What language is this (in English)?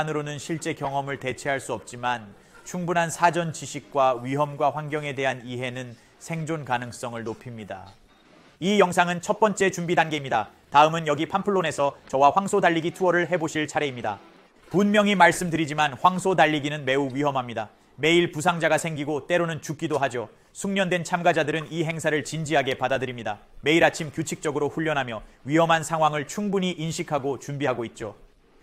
Korean